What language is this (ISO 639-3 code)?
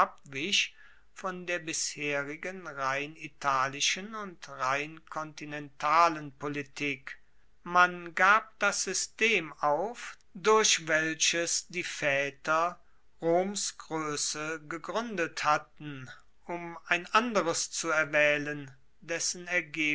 deu